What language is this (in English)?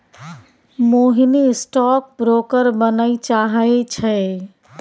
Maithili